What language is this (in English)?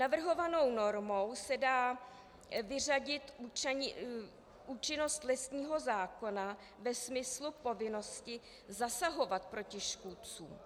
Czech